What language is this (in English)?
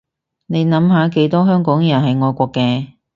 Cantonese